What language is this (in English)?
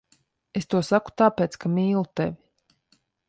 Latvian